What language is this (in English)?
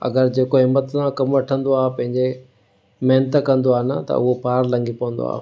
Sindhi